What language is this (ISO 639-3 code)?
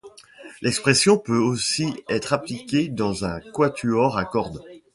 fra